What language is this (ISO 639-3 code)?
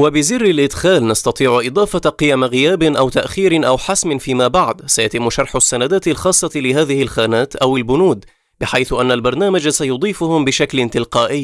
ara